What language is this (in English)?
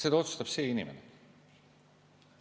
Estonian